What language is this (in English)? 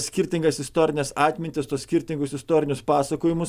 Lithuanian